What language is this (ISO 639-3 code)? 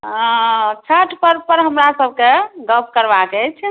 mai